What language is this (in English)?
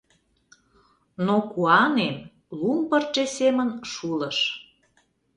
Mari